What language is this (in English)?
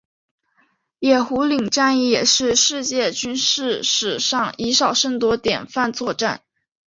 Chinese